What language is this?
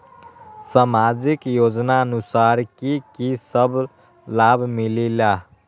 Magahi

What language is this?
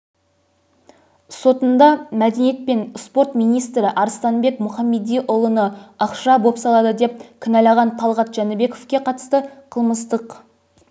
Kazakh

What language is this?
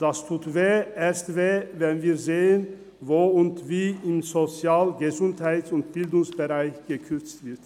Swiss German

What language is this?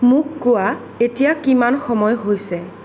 Assamese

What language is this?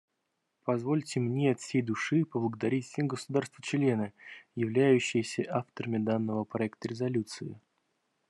Russian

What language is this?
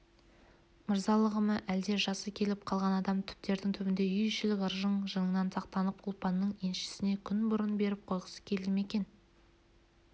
Kazakh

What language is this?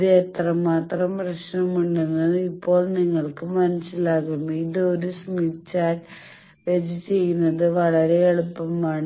Malayalam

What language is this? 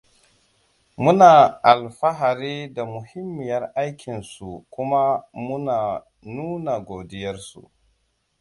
Hausa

